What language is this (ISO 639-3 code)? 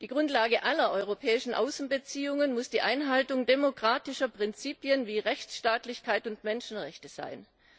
deu